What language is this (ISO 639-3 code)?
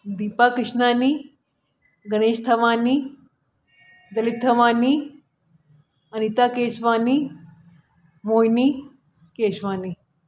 snd